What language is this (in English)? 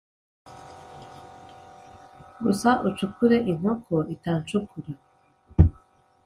Kinyarwanda